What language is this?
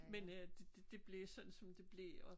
Danish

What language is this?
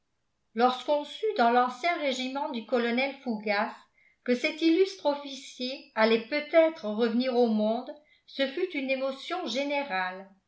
French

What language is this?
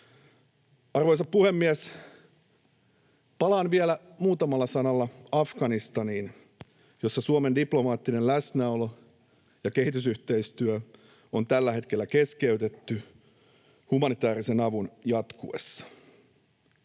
Finnish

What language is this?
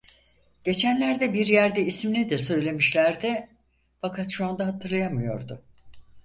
Turkish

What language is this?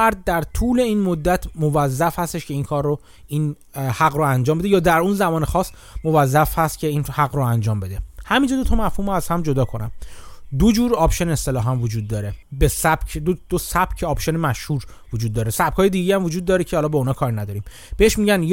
Persian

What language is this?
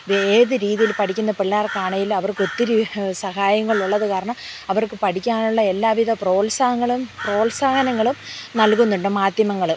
Malayalam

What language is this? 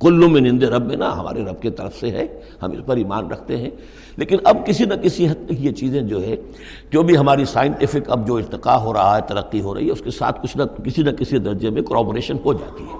Urdu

